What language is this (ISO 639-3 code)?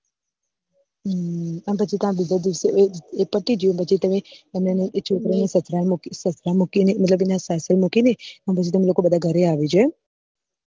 guj